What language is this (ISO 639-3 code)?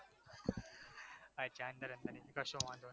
guj